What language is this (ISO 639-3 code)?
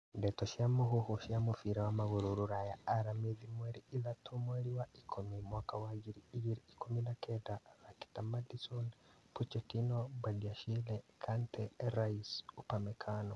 kik